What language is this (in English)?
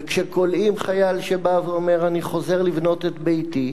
Hebrew